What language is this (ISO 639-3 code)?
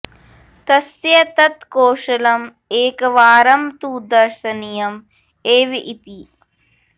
san